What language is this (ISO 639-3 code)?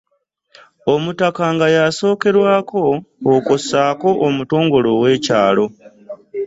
lug